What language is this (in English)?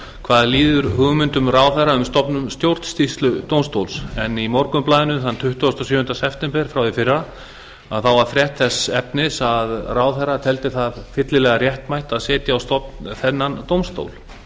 Icelandic